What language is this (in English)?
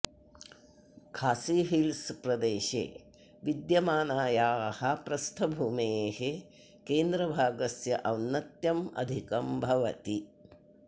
Sanskrit